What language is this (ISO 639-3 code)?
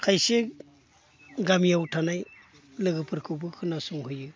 brx